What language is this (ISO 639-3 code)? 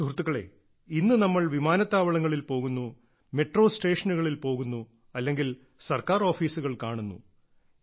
mal